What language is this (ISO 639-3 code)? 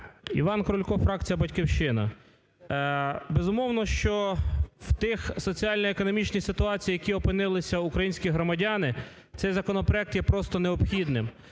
ukr